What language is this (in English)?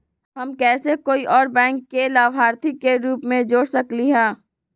Magahi